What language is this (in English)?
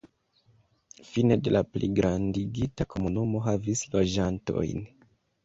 Esperanto